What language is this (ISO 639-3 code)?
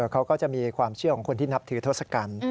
tha